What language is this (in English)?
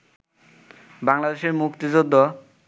Bangla